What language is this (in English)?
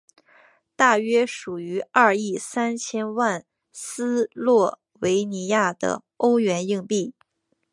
Chinese